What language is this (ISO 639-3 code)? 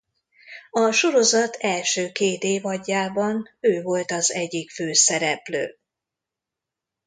hun